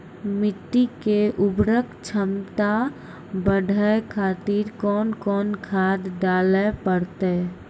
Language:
Maithili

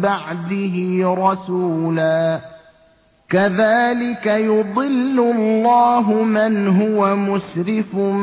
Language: Arabic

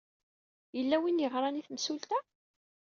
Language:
Kabyle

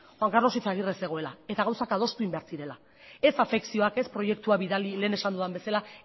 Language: Basque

